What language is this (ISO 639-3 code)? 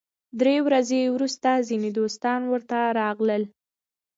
pus